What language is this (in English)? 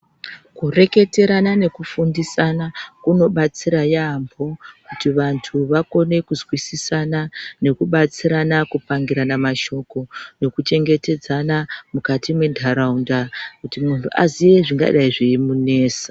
Ndau